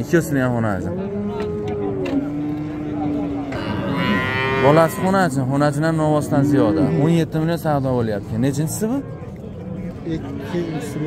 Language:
Turkish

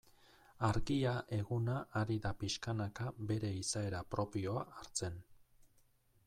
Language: Basque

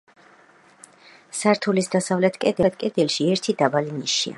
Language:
Georgian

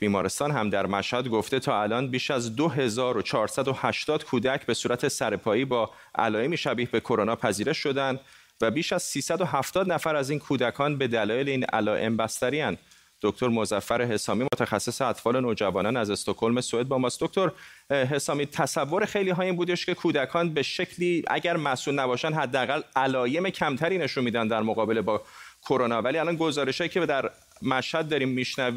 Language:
Persian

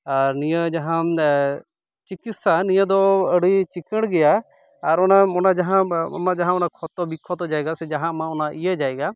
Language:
Santali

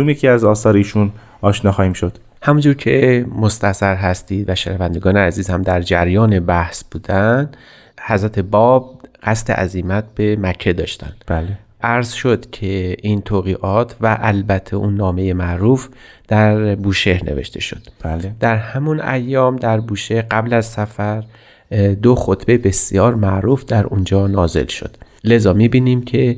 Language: Persian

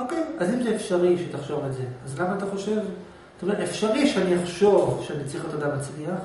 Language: Hebrew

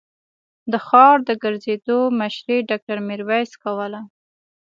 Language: Pashto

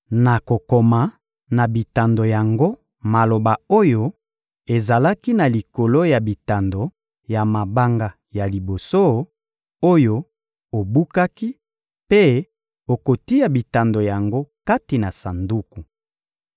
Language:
Lingala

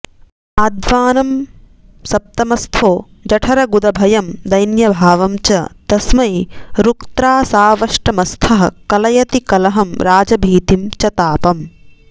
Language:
Sanskrit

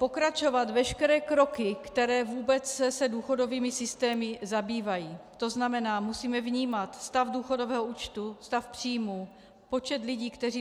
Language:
Czech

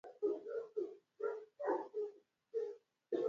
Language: Luo (Kenya and Tanzania)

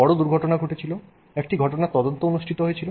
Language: Bangla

